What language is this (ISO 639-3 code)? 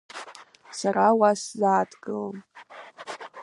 abk